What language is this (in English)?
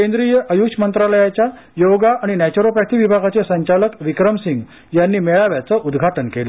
Marathi